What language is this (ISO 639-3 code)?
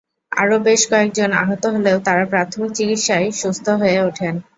ben